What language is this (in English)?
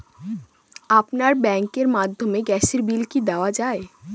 Bangla